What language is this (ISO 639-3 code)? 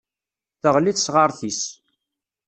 kab